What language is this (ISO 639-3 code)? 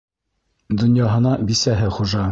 bak